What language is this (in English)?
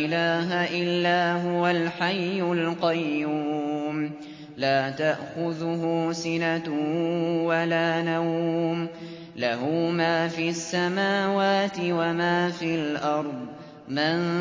Arabic